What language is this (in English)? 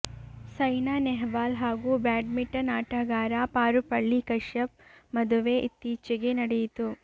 Kannada